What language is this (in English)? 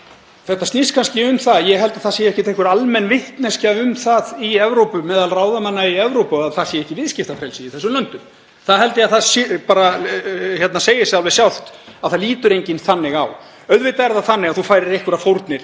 Icelandic